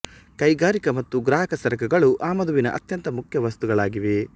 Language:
Kannada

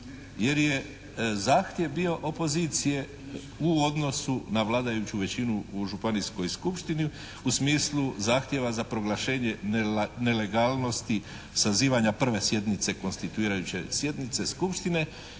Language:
Croatian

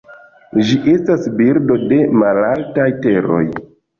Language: Esperanto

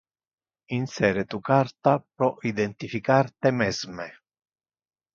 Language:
Interlingua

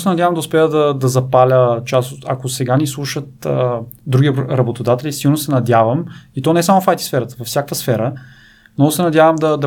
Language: Bulgarian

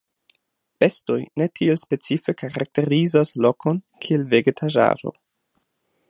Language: Esperanto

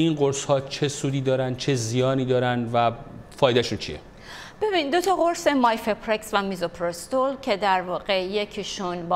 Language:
Persian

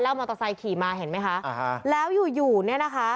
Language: Thai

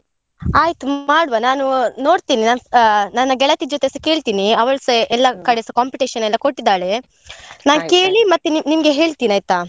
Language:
Kannada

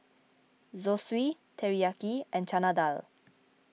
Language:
English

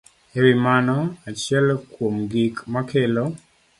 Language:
Luo (Kenya and Tanzania)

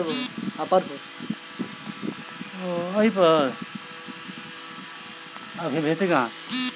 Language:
Maithili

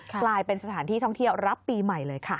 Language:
Thai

